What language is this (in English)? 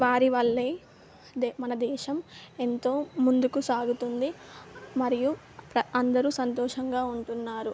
Telugu